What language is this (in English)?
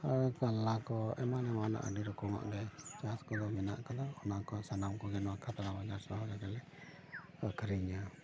Santali